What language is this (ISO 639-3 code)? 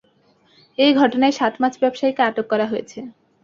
ben